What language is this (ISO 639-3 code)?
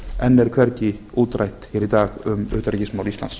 isl